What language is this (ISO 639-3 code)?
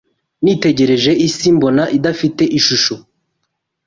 kin